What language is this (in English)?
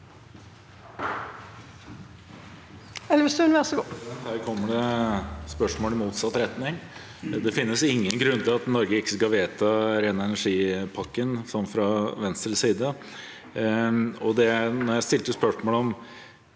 Norwegian